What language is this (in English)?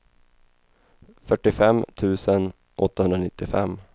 Swedish